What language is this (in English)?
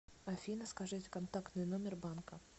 Russian